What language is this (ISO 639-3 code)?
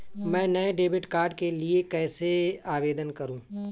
hin